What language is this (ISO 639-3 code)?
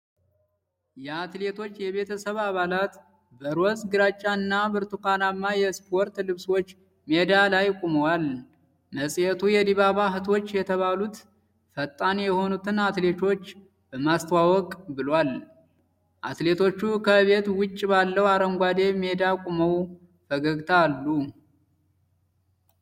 amh